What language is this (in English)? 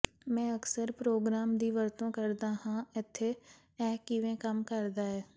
Punjabi